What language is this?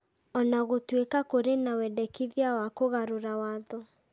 Kikuyu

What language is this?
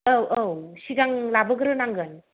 Bodo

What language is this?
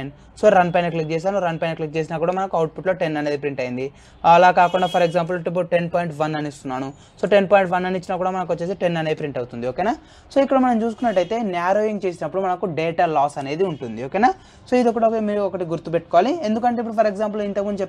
English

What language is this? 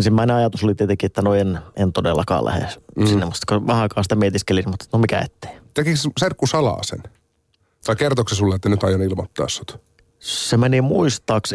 Finnish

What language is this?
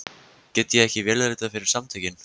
Icelandic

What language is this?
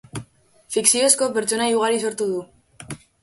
Basque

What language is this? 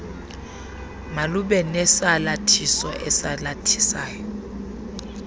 Xhosa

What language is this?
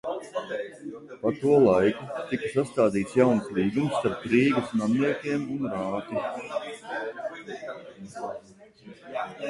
Latvian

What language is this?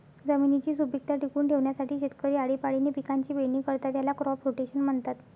Marathi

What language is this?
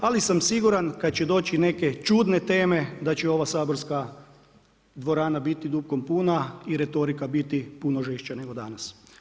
Croatian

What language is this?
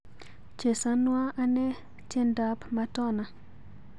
Kalenjin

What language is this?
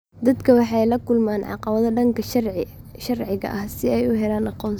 Somali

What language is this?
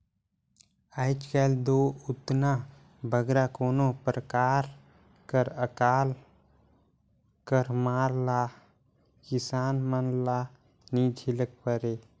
Chhattisgarhi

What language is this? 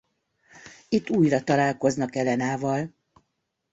Hungarian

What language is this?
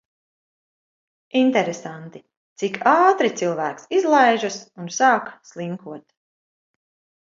Latvian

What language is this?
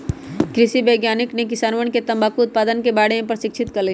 Magahi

